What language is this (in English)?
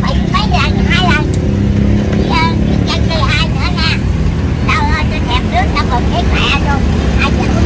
Vietnamese